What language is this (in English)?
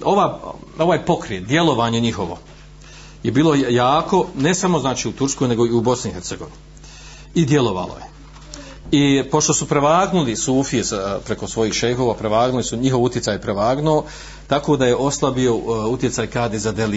Croatian